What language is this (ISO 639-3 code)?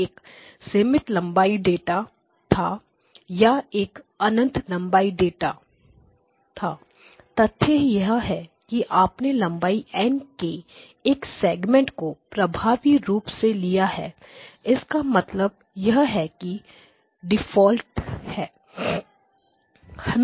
hin